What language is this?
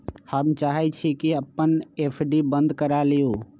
Magahi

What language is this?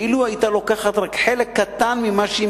Hebrew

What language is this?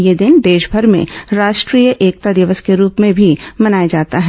Hindi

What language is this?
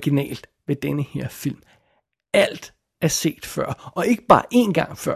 Danish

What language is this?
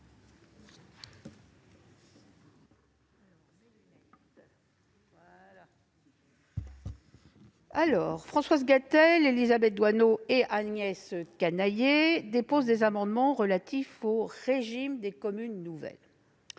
French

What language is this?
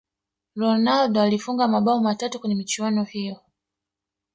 Swahili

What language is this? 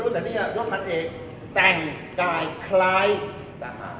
Thai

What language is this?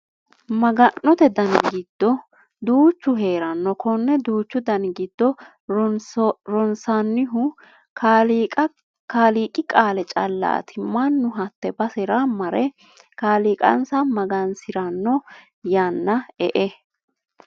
Sidamo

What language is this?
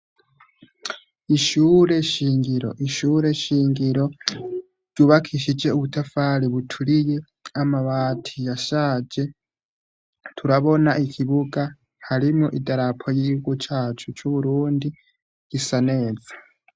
Rundi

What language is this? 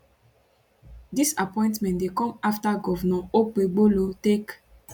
Nigerian Pidgin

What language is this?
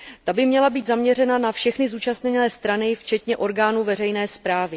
Czech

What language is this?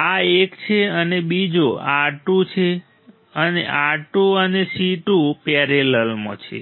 Gujarati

